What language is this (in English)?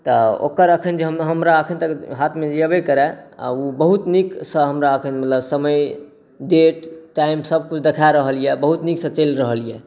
Maithili